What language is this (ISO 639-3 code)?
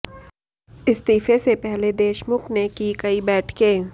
hin